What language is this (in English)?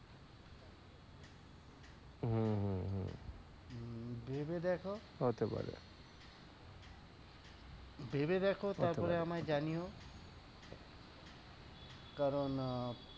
Bangla